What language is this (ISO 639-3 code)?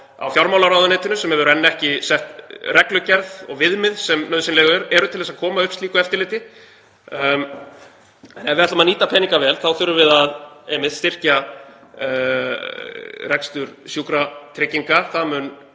isl